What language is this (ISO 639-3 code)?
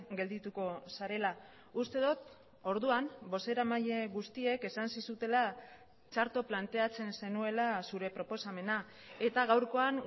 eus